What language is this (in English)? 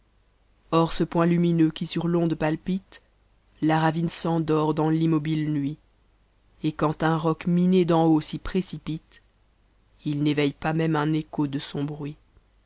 French